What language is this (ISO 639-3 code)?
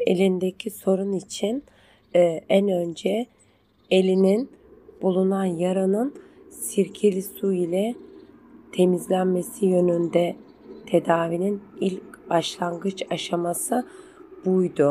tur